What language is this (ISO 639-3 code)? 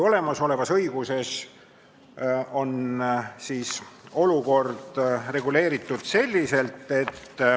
est